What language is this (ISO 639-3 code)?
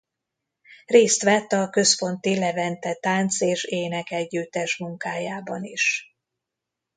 hun